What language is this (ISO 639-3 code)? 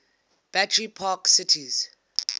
eng